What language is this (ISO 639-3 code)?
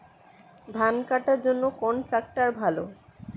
ben